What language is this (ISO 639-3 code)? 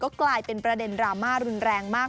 tha